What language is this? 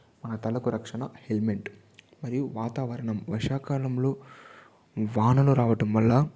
Telugu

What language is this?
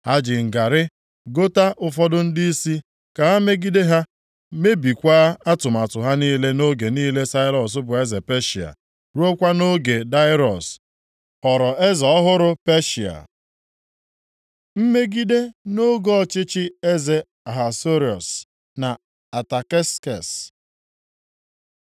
Igbo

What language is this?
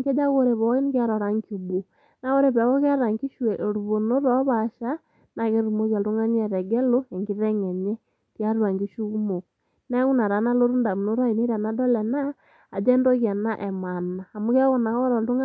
Masai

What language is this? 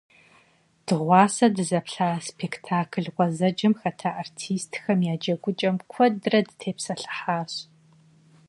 Kabardian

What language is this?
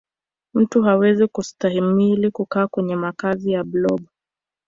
Swahili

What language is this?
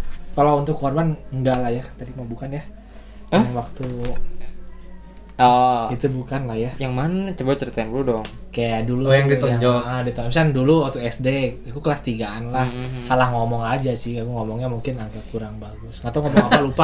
Indonesian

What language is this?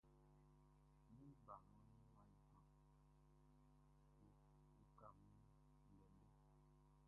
Baoulé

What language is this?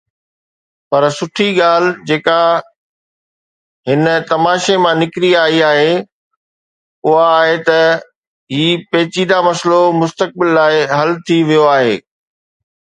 Sindhi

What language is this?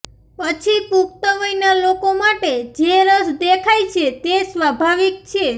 Gujarati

